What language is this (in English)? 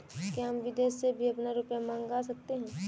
Hindi